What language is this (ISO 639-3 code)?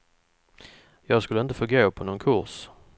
swe